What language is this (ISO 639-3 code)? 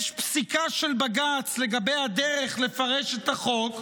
heb